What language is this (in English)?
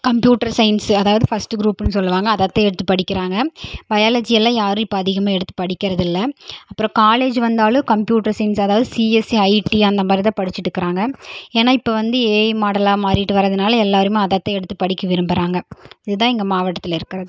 Tamil